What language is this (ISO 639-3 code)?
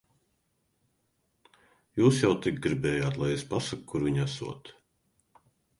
lav